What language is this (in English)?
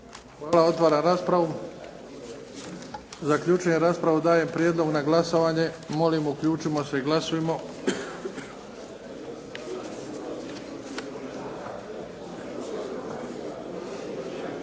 Croatian